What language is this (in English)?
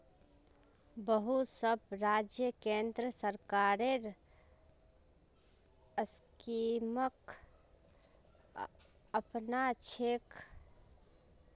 Magahi